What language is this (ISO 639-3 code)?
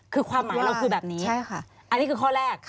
tha